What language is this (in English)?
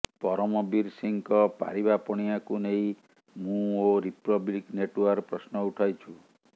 Odia